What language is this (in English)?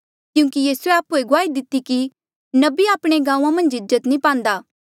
Mandeali